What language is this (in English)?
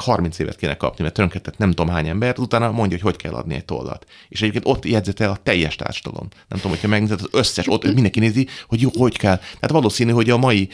Hungarian